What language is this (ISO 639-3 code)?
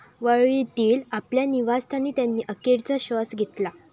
mar